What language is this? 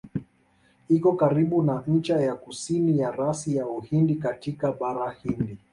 Swahili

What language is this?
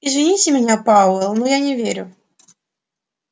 Russian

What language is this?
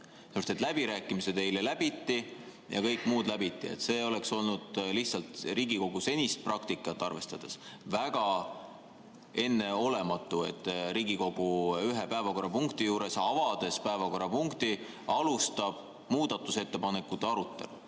Estonian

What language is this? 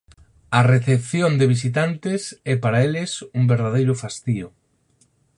Galician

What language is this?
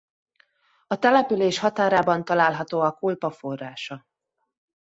Hungarian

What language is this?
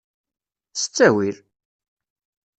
Kabyle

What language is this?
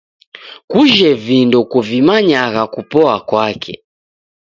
Taita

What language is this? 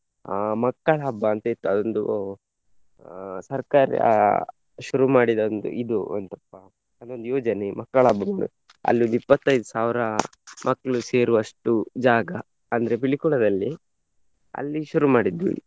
Kannada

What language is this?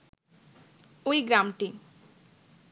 Bangla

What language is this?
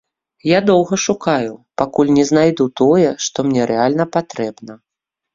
Belarusian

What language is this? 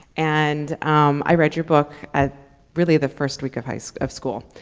English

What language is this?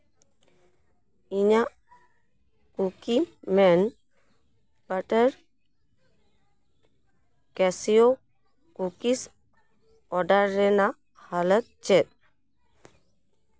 Santali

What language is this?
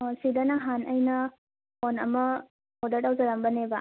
Manipuri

